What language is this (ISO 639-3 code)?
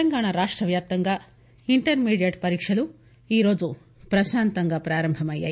tel